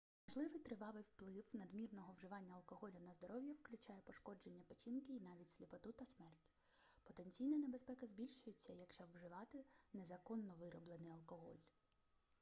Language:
Ukrainian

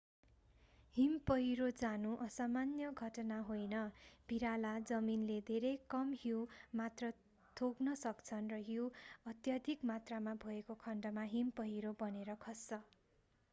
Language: Nepali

